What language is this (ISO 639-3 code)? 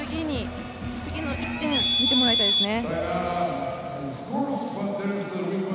jpn